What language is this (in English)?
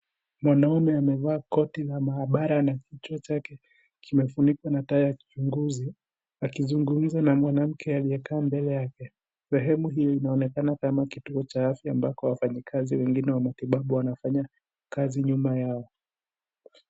Swahili